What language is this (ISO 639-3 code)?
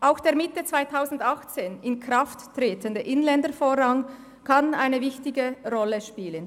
gsw